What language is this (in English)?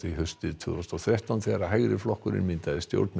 Icelandic